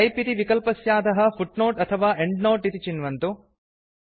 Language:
Sanskrit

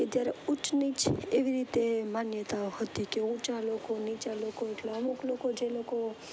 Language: Gujarati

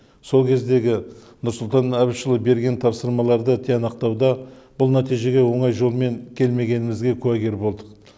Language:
Kazakh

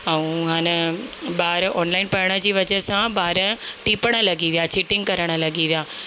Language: Sindhi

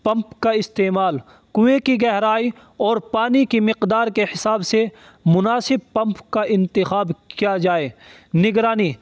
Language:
Urdu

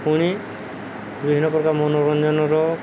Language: Odia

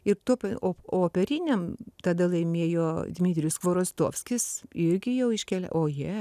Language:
Lithuanian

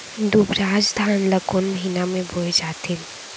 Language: Chhattisgarhi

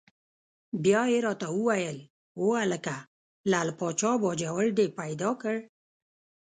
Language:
Pashto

